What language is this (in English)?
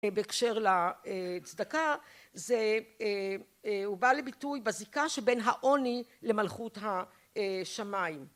Hebrew